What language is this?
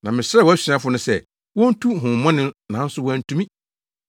Akan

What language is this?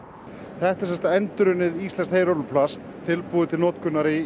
Icelandic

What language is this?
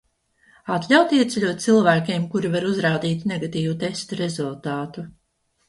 Latvian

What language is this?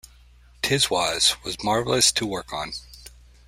English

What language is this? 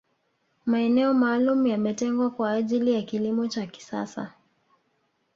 Swahili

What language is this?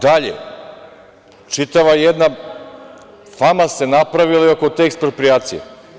Serbian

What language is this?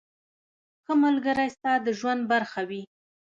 Pashto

